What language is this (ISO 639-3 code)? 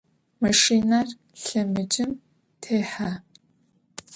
ady